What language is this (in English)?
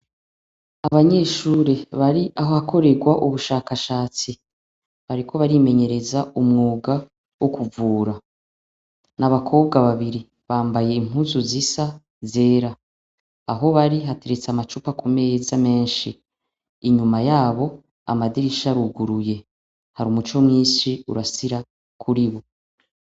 Rundi